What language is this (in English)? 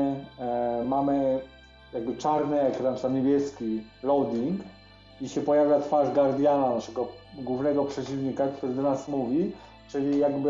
Polish